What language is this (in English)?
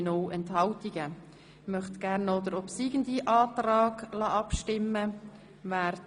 Swiss German